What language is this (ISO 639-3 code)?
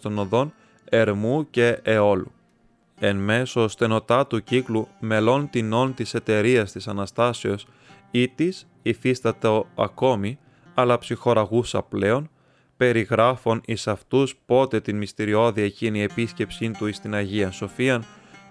ell